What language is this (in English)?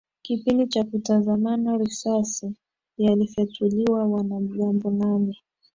Swahili